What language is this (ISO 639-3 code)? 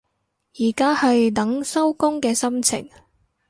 yue